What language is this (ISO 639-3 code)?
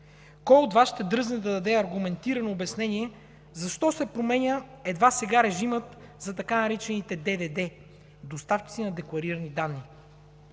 bul